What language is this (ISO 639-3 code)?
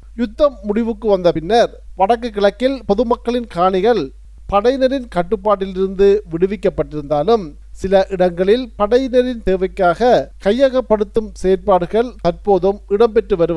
tam